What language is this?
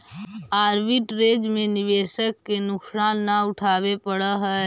Magahi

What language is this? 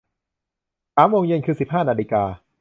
Thai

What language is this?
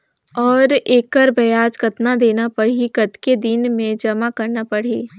Chhattisgarhi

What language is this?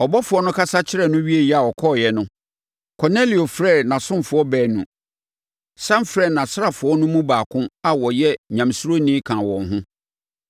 Akan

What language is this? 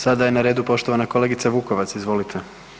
Croatian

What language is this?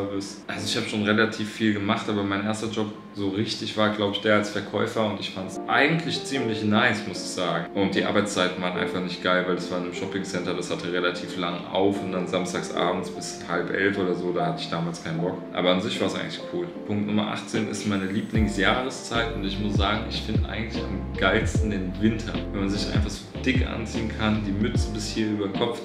German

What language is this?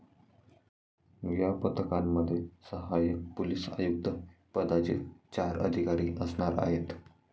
Marathi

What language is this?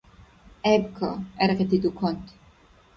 Dargwa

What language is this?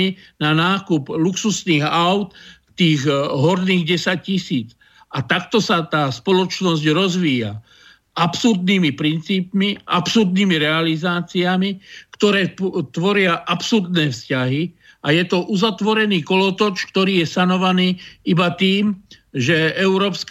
Slovak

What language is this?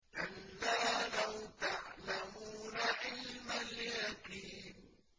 Arabic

